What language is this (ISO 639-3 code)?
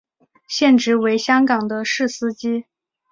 zho